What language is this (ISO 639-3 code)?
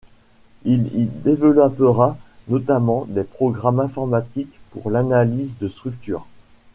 fra